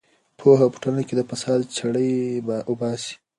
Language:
Pashto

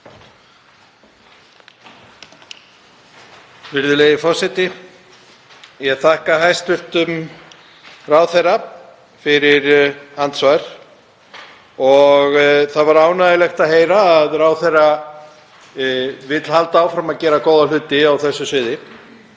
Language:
Icelandic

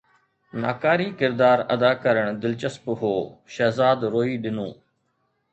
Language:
Sindhi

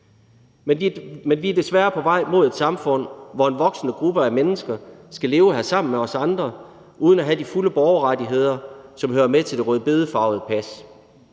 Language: Danish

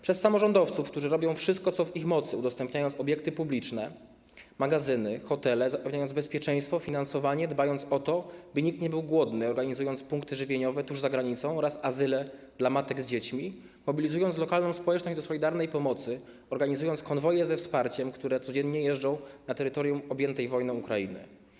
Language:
Polish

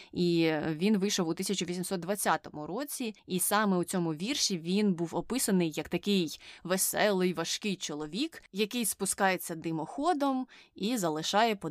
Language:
Ukrainian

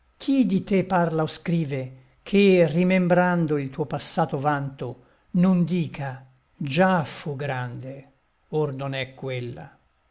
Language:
Italian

